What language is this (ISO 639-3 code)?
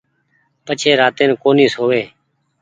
gig